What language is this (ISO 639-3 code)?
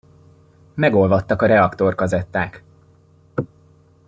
hun